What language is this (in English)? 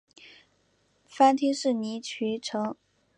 Chinese